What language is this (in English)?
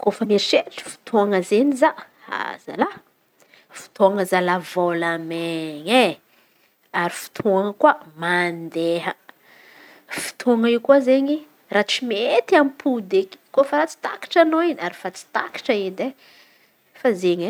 Antankarana Malagasy